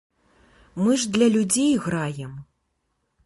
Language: Belarusian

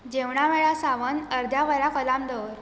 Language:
Konkani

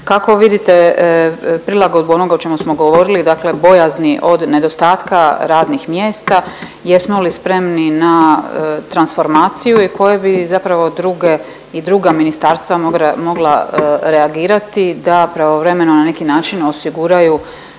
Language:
Croatian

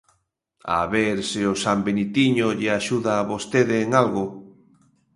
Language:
Galician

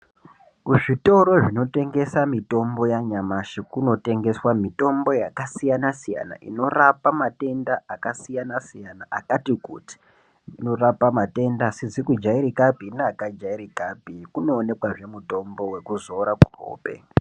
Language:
Ndau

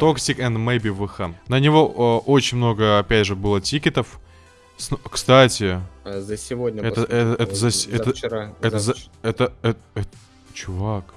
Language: Russian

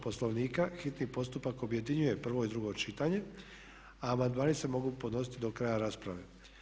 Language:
Croatian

